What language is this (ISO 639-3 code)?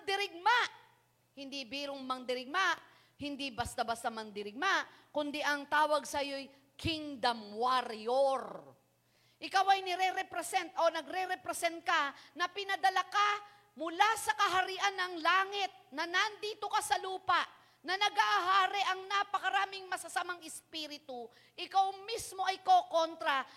fil